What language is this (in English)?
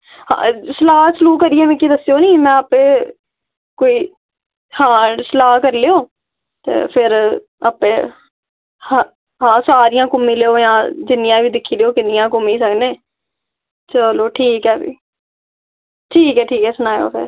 Dogri